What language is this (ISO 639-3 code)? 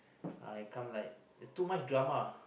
eng